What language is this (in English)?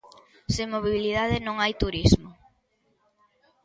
Galician